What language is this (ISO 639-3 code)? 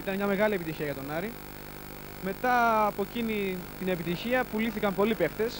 ell